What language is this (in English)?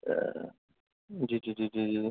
Urdu